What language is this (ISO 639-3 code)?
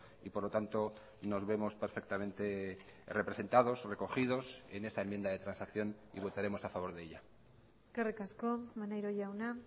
spa